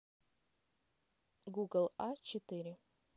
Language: Russian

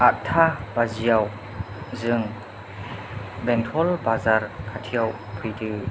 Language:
Bodo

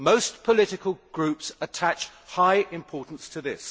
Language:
English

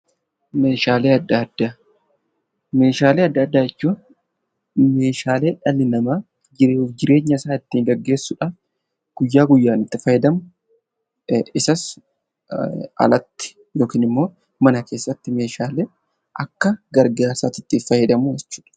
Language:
Oromo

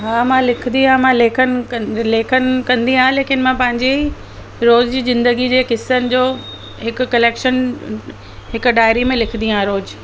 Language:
Sindhi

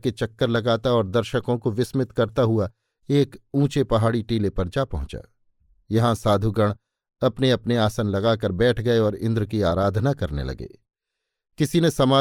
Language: Hindi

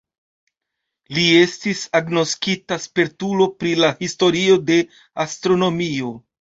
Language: Esperanto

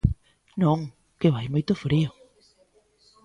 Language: Galician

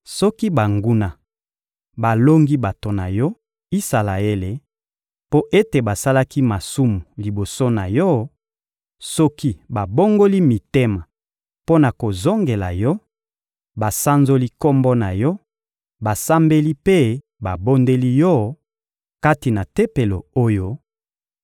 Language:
Lingala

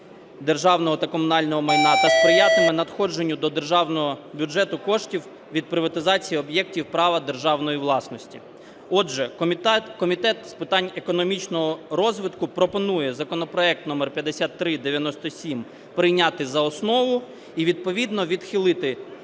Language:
Ukrainian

